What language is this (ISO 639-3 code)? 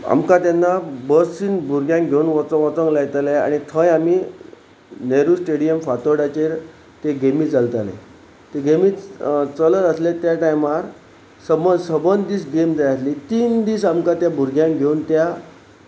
kok